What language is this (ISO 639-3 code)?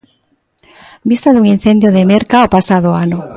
glg